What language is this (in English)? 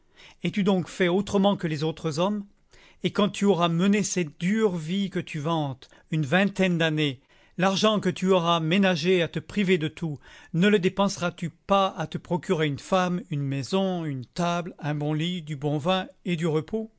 French